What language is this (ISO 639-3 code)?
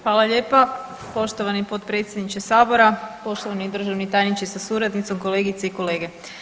hrv